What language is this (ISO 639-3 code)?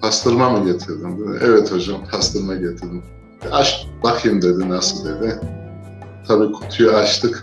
tur